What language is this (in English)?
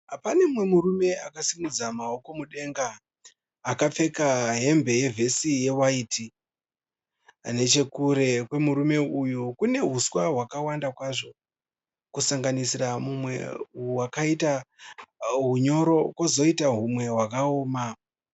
Shona